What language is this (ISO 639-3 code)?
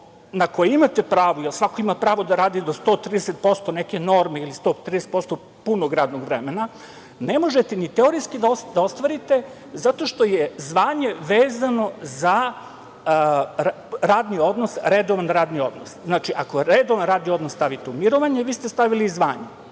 srp